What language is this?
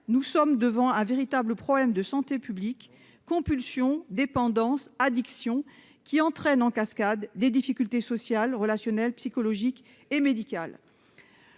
French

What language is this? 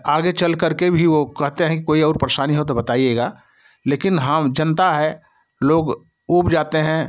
Hindi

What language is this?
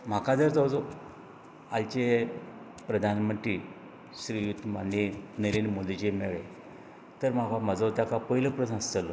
Konkani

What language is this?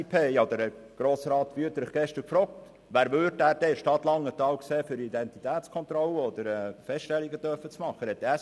Swiss German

